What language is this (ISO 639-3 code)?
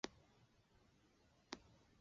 zho